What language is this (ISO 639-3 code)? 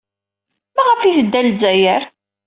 kab